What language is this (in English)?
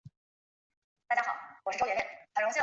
Chinese